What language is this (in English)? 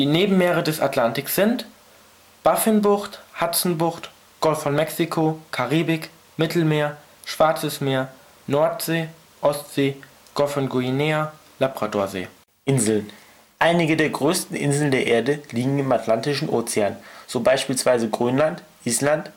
German